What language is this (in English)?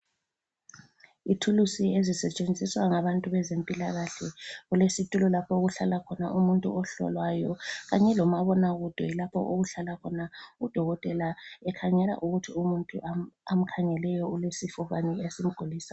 North Ndebele